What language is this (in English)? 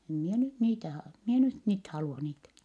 Finnish